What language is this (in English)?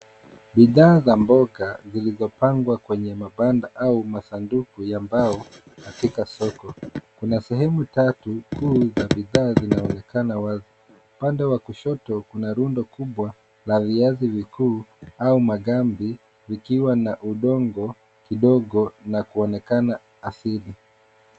Swahili